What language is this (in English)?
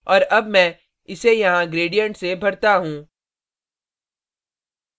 Hindi